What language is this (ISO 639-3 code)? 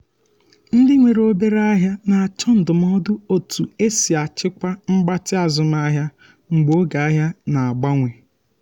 ibo